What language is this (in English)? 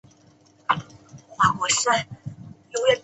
Chinese